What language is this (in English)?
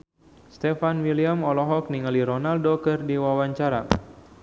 Sundanese